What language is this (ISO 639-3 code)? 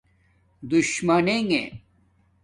dmk